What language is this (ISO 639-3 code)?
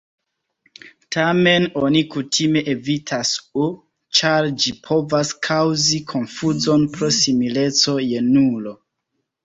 epo